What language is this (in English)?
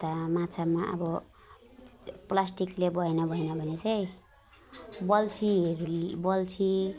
Nepali